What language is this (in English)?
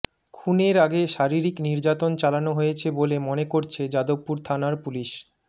Bangla